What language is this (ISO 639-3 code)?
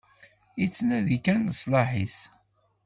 kab